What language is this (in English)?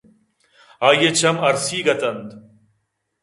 Eastern Balochi